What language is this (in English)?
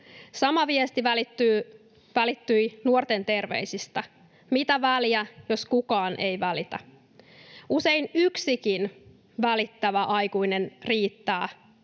Finnish